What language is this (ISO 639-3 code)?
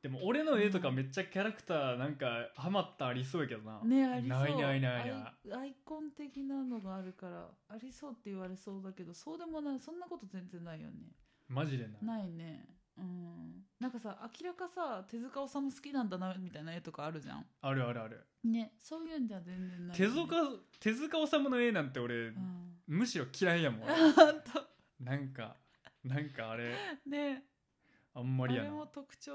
jpn